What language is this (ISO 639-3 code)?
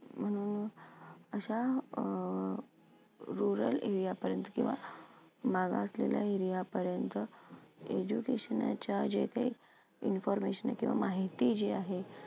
mar